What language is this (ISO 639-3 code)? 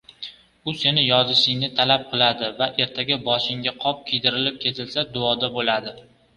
uzb